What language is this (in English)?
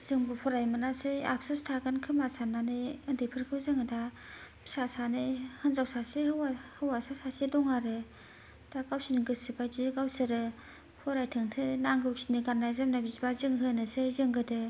Bodo